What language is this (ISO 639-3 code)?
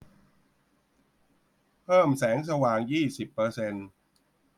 tha